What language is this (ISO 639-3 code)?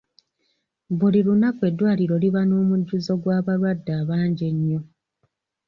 lug